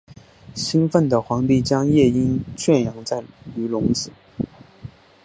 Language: Chinese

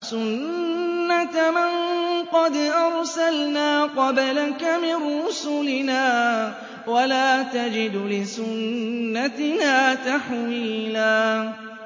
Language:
Arabic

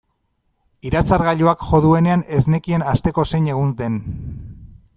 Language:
Basque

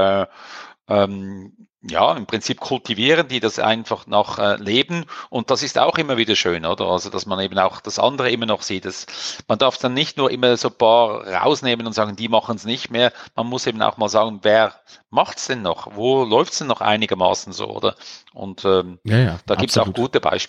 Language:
German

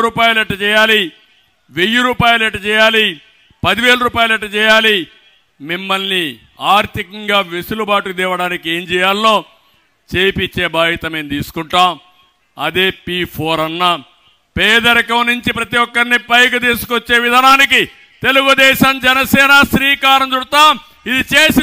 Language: Telugu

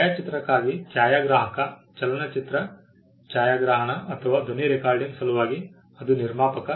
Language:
Kannada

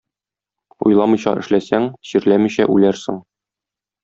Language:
Tatar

